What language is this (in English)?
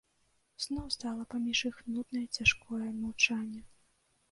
Belarusian